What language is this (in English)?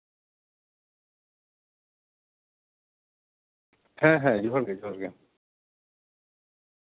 Santali